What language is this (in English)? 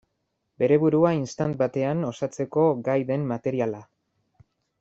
Basque